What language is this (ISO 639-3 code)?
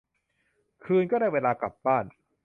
tha